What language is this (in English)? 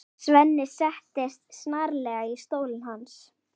Icelandic